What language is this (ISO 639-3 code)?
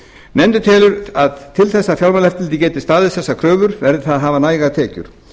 isl